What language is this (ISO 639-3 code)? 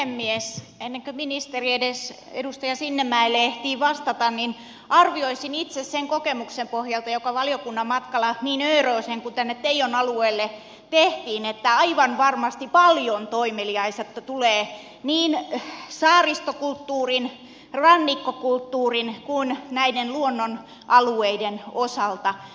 fin